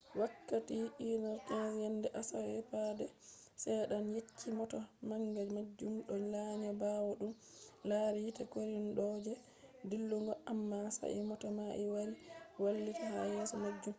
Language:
Fula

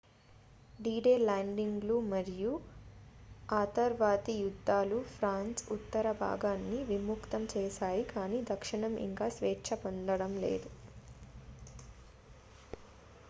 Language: Telugu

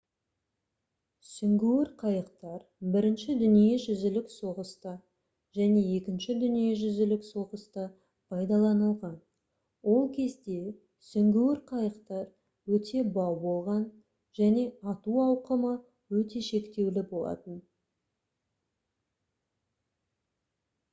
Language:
Kazakh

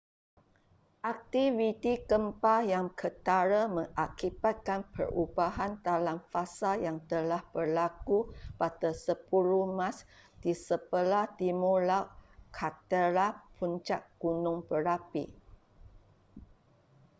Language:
Malay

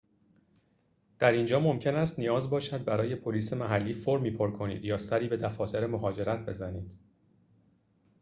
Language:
Persian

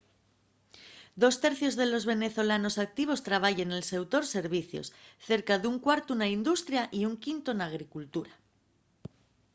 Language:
Asturian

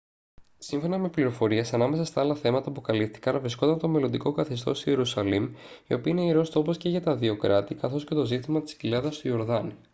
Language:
Greek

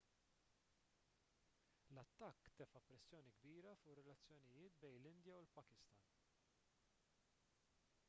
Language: Maltese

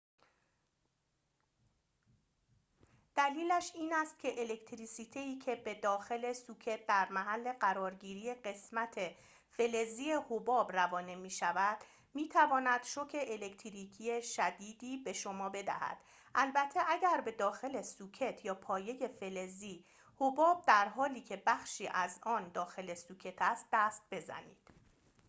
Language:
Persian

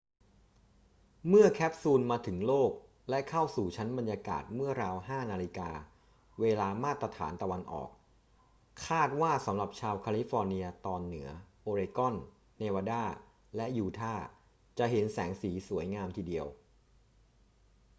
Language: Thai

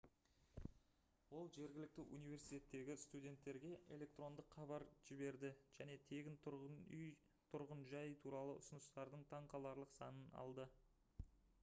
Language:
Kazakh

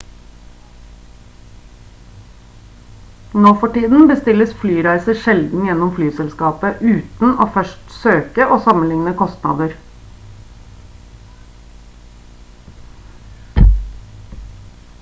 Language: Norwegian Bokmål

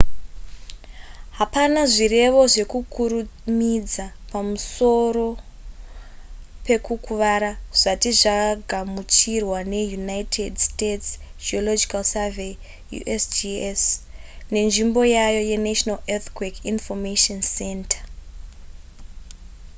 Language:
Shona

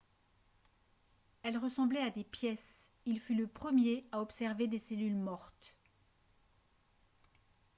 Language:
French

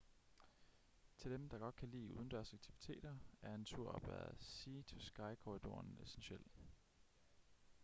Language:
Danish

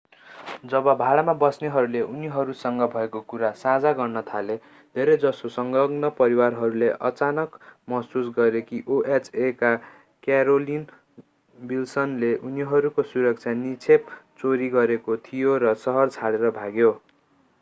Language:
Nepali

